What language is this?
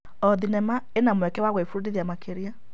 Kikuyu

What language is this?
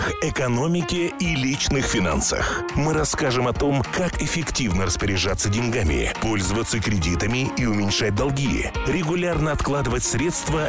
Russian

